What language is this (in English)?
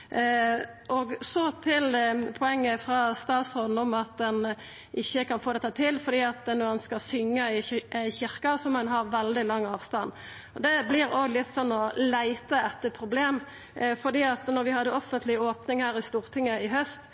Norwegian Nynorsk